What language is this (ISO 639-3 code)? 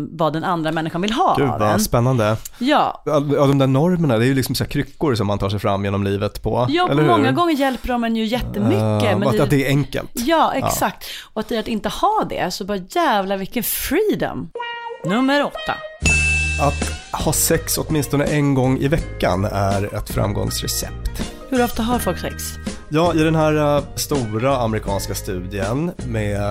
swe